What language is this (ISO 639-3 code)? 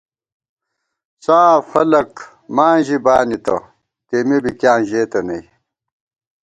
gwt